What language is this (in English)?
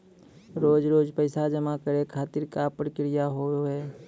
Maithili